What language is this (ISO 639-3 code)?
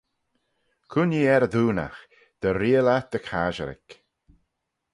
glv